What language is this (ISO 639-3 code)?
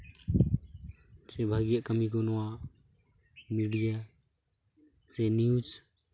sat